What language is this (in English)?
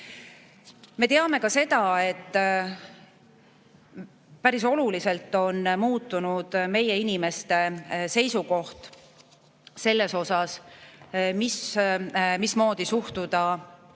Estonian